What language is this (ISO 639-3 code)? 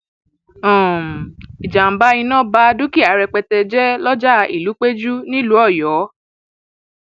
yor